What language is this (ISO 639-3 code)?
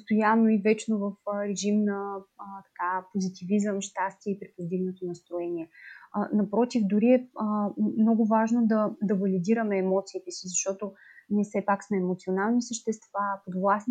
bul